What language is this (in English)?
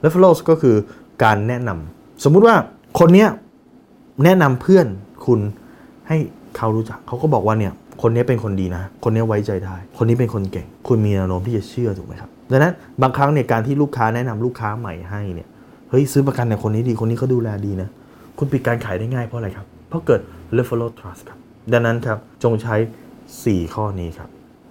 Thai